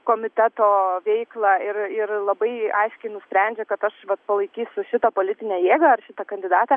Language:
Lithuanian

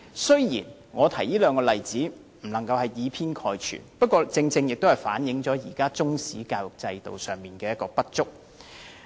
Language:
Cantonese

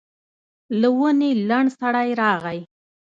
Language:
Pashto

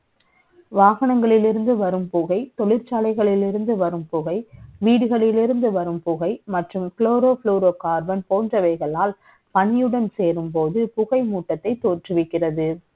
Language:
Tamil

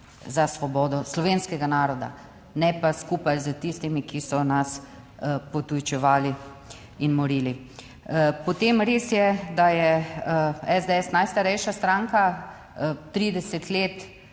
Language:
Slovenian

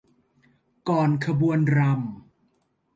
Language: Thai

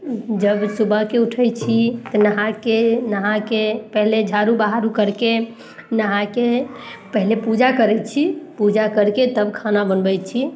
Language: Maithili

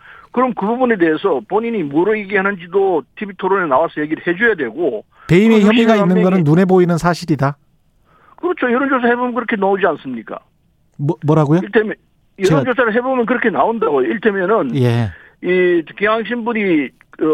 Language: Korean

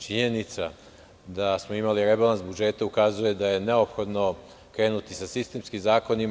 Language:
Serbian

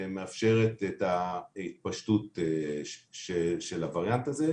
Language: Hebrew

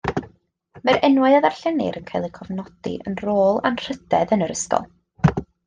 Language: Welsh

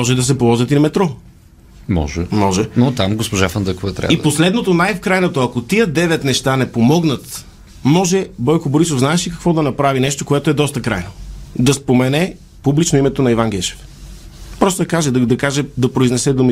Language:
Bulgarian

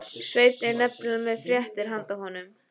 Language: Icelandic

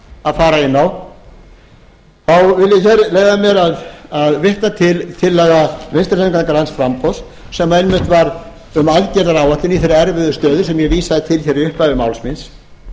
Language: Icelandic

